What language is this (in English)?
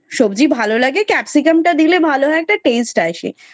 Bangla